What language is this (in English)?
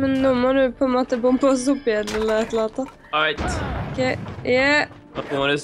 Norwegian